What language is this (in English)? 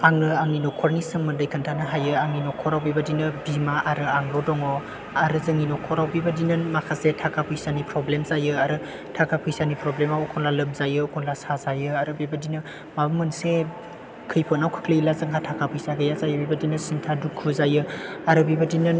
Bodo